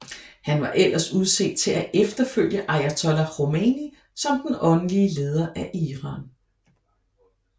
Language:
Danish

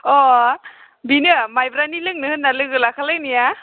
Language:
Bodo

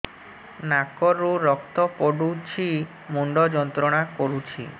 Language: Odia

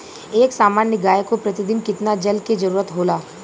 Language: Bhojpuri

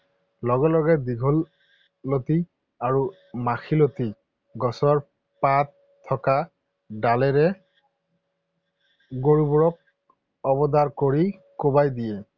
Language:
Assamese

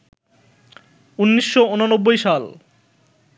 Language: Bangla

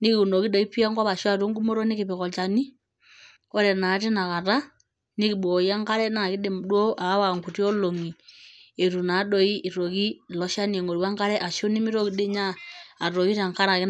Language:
Masai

